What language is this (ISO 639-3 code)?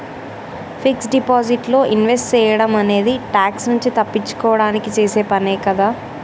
tel